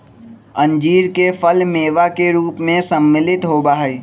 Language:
Magahi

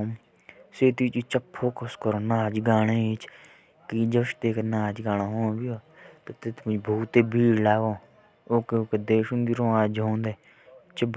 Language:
Jaunsari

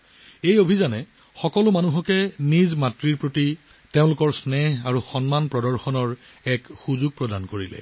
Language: Assamese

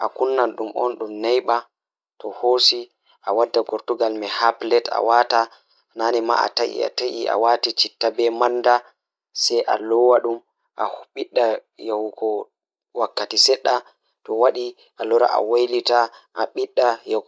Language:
Fula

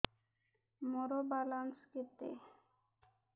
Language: Odia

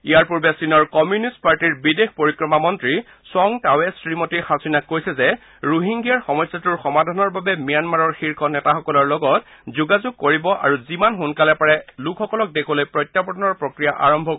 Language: Assamese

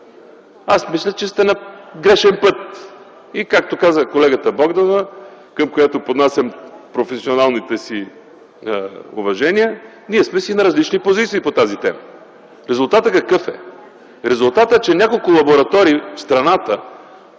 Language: Bulgarian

